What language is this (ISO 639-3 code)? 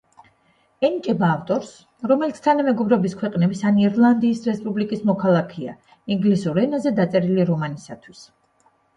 kat